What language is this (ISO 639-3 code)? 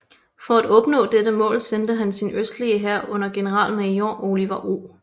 dan